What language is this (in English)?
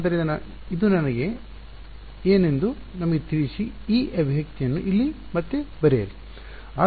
Kannada